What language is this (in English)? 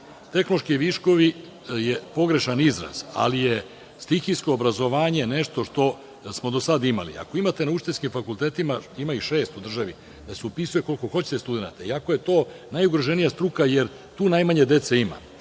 Serbian